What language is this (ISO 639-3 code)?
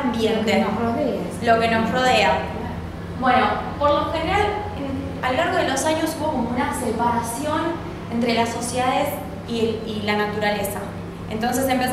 spa